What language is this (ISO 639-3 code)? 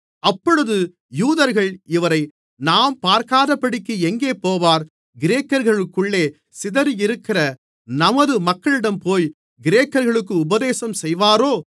tam